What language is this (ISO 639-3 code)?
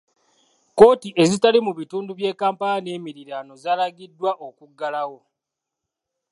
lug